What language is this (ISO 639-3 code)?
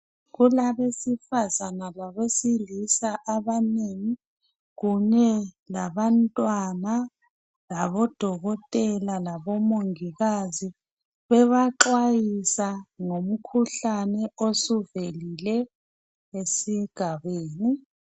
nde